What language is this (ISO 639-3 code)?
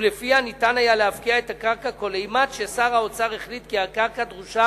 heb